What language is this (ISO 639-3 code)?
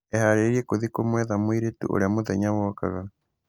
kik